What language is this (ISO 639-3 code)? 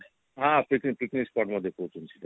ori